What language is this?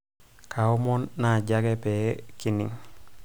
Masai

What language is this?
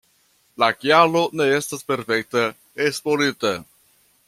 Esperanto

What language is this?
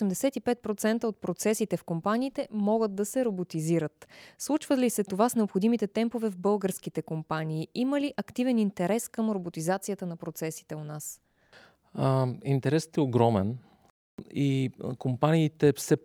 Bulgarian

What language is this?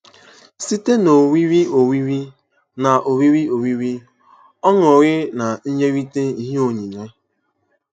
Igbo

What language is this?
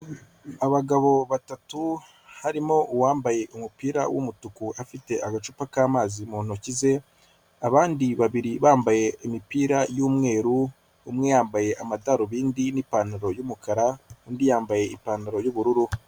Kinyarwanda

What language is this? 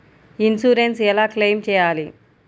Telugu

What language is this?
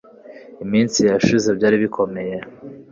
Kinyarwanda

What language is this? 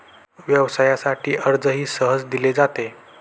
Marathi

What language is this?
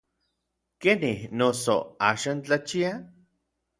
Orizaba Nahuatl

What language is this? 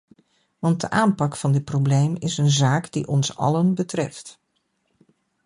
Dutch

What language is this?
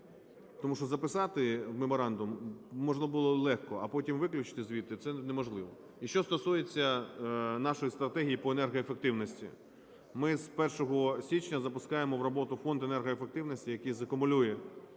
Ukrainian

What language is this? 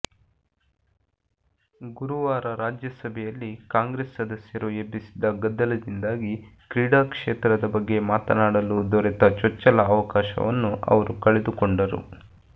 Kannada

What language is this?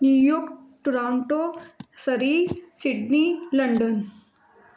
Punjabi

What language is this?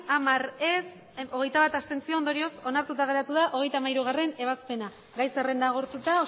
Basque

